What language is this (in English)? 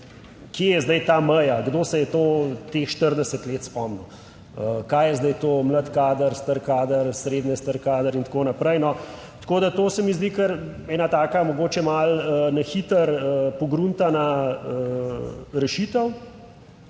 Slovenian